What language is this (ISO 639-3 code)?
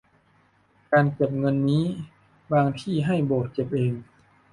tha